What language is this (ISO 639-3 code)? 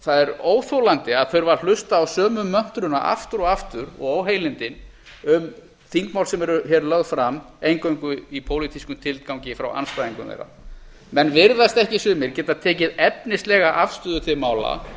isl